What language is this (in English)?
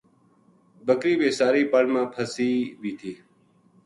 Gujari